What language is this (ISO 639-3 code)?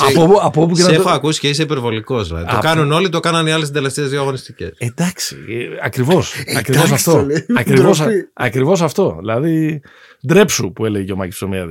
ell